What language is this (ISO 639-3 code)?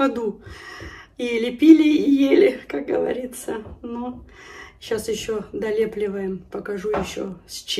rus